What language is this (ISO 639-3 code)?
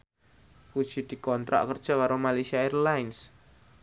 jav